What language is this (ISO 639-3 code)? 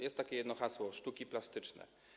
pol